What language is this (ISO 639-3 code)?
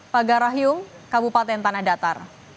ind